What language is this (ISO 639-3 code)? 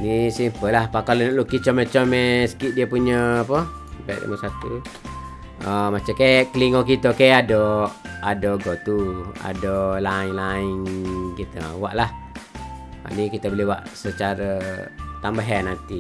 msa